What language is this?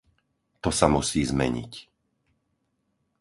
Slovak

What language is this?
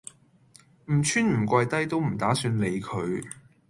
Cantonese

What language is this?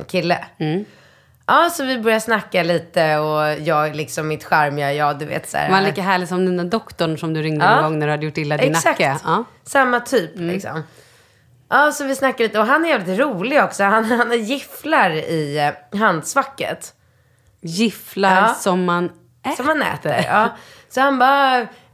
Swedish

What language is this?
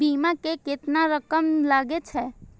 Maithili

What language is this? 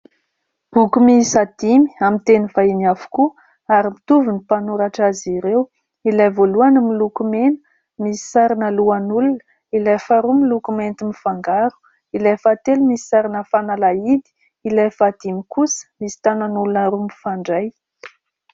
Malagasy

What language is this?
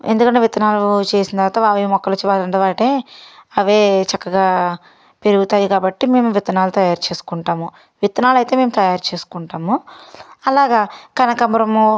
Telugu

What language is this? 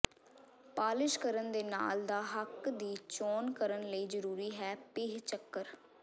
Punjabi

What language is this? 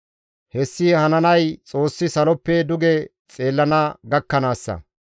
Gamo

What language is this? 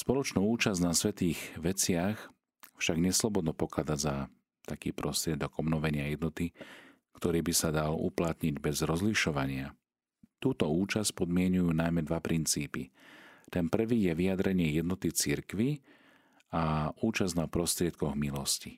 Slovak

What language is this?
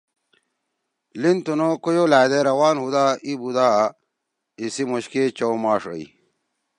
Torwali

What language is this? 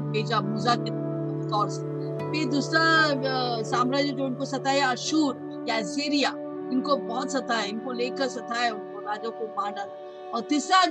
Hindi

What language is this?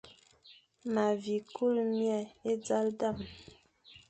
Fang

